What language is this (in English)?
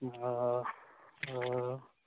Maithili